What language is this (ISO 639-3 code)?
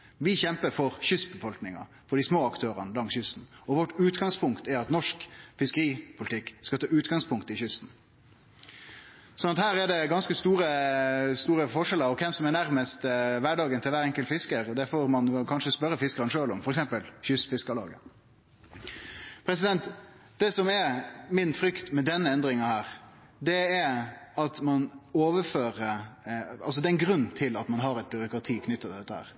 nno